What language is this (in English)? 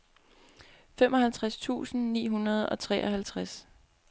Danish